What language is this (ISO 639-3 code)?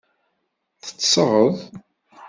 kab